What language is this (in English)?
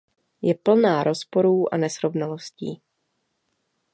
Czech